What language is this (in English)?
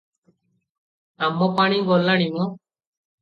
Odia